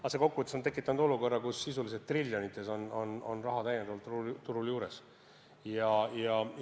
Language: Estonian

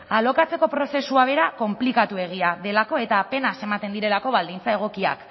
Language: Basque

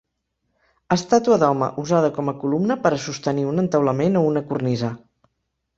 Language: Catalan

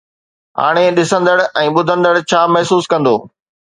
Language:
Sindhi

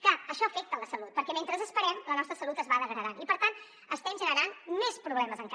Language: Catalan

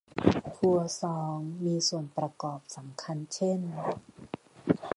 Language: Thai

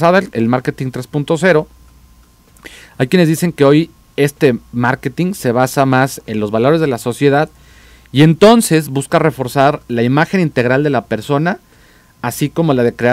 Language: Spanish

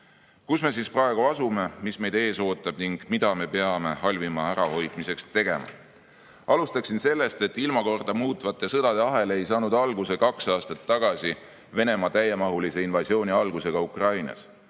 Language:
Estonian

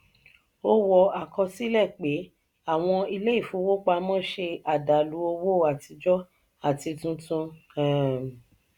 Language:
Yoruba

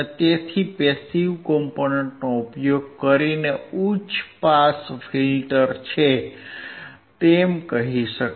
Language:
Gujarati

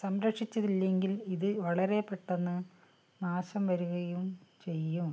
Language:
Malayalam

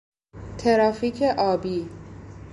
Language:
Persian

